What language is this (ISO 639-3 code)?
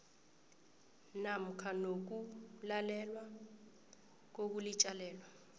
nbl